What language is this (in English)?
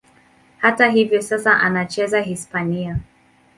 Swahili